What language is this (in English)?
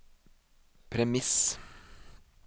Norwegian